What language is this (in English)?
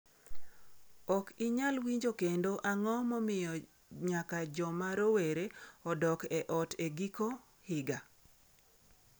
Luo (Kenya and Tanzania)